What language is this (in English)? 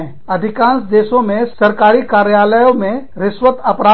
Hindi